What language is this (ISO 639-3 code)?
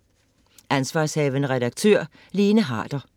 dan